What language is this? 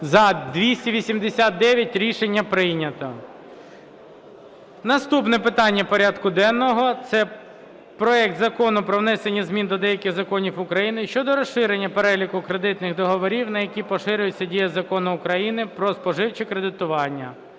Ukrainian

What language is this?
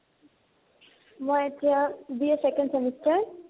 Assamese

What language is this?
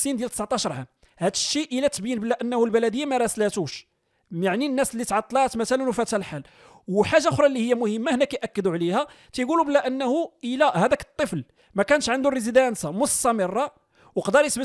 Arabic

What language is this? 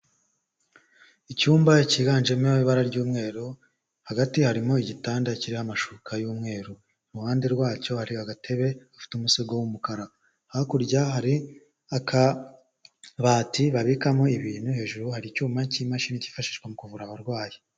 Kinyarwanda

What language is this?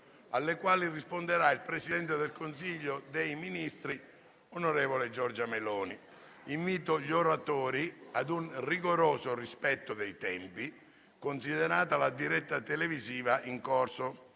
Italian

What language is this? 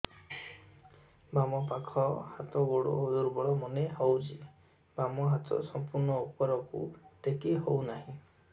Odia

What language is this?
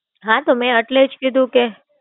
Gujarati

